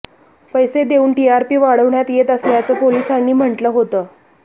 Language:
Marathi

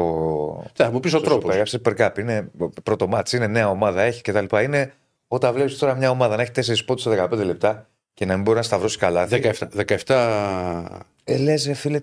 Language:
Greek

